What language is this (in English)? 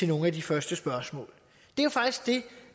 Danish